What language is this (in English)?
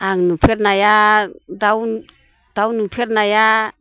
Bodo